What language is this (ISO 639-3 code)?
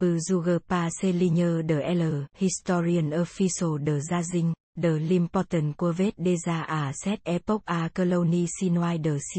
vie